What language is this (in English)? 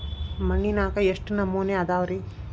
Kannada